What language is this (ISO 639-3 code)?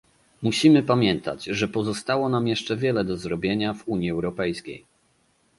pol